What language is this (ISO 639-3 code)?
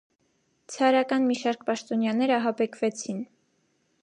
hye